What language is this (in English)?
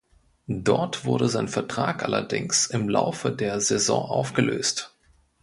German